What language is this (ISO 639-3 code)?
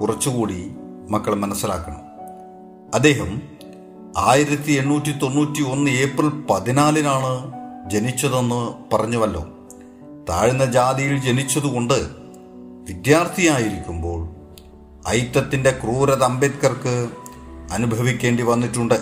mal